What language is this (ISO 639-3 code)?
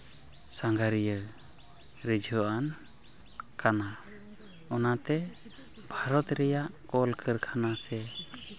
sat